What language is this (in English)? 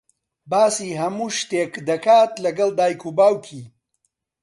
Central Kurdish